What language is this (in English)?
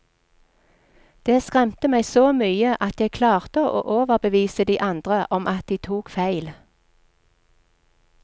Norwegian